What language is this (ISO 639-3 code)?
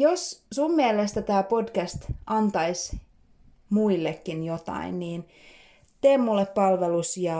fin